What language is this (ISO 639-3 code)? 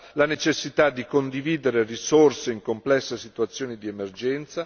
ita